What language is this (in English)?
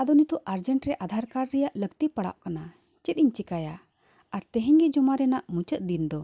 Santali